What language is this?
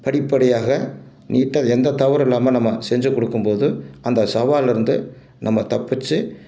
Tamil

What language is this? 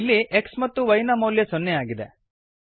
Kannada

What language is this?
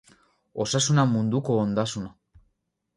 Basque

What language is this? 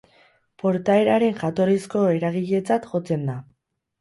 Basque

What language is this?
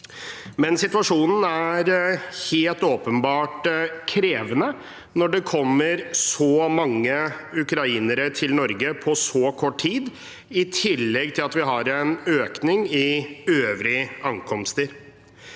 Norwegian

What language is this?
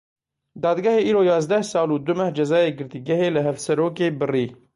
Kurdish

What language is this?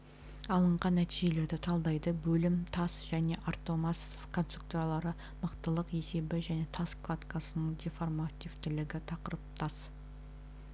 Kazakh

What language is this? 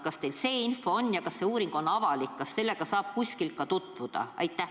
Estonian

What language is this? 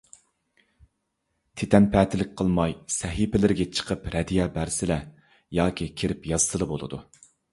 Uyghur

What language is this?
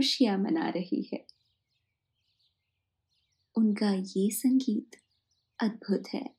Hindi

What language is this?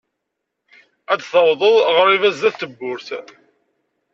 Kabyle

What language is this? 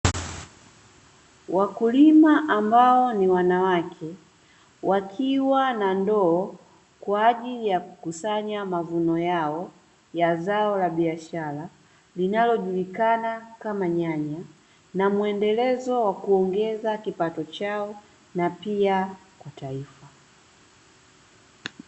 Swahili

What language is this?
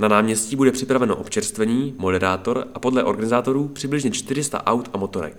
Czech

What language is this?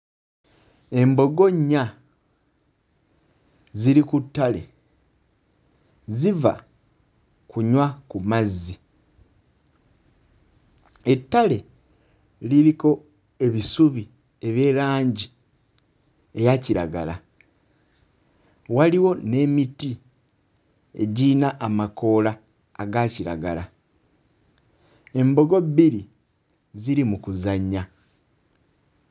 Ganda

